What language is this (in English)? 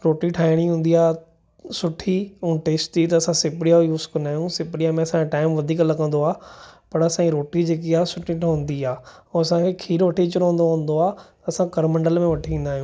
Sindhi